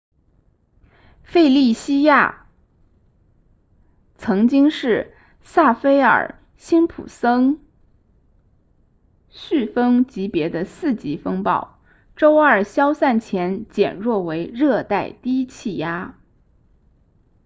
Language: Chinese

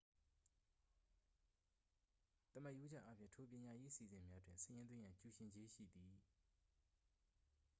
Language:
Burmese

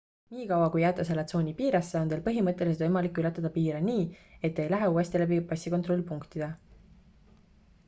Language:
Estonian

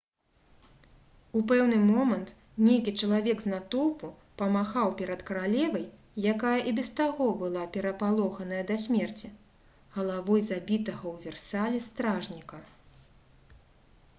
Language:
Belarusian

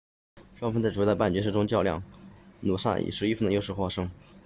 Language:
Chinese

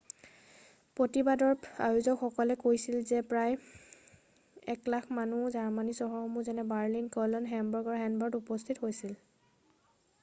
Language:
Assamese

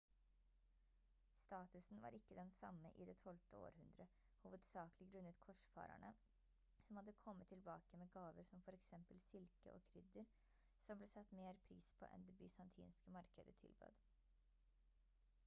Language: Norwegian Bokmål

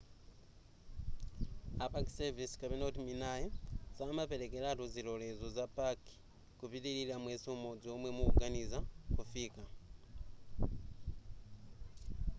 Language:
Nyanja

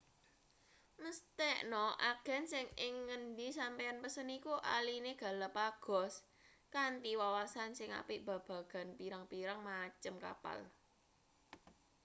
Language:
Javanese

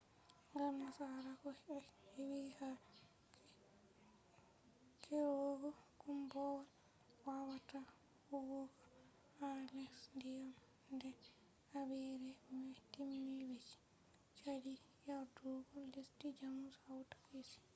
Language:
Fula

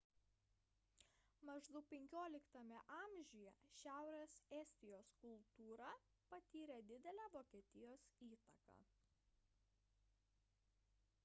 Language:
Lithuanian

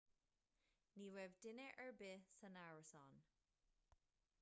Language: Irish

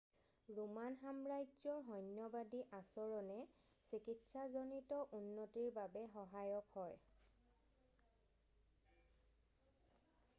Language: Assamese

